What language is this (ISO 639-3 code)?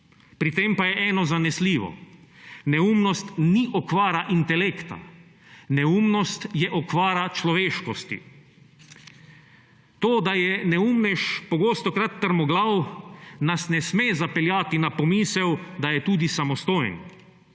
slv